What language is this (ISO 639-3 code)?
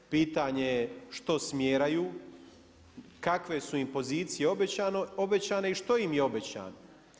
hrv